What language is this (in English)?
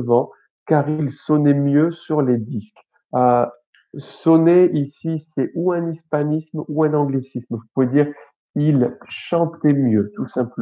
French